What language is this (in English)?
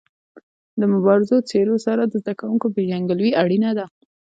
Pashto